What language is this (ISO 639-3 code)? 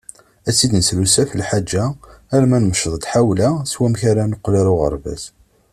kab